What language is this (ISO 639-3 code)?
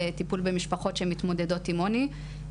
heb